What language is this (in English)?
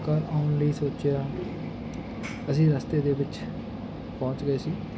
Punjabi